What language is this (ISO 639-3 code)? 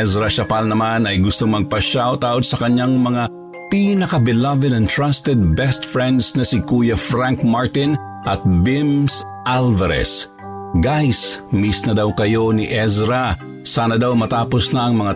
fil